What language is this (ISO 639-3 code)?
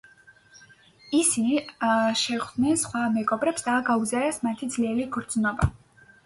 kat